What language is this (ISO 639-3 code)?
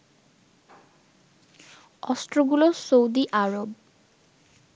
ben